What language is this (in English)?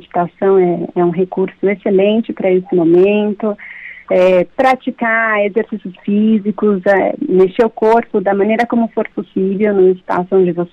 Portuguese